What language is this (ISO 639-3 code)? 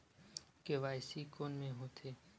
hne